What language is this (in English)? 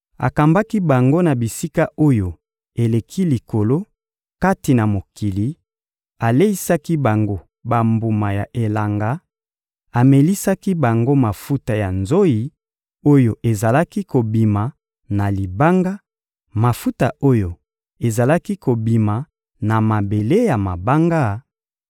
Lingala